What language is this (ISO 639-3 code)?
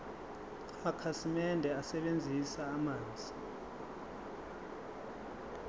zul